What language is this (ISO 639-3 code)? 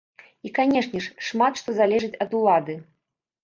bel